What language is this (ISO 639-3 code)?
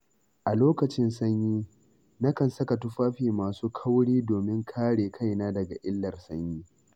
hau